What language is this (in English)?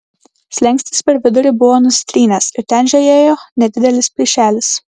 Lithuanian